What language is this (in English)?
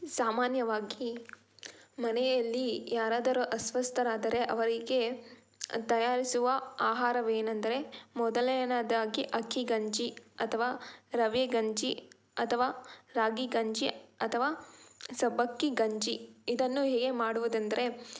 Kannada